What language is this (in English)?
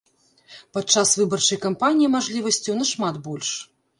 Belarusian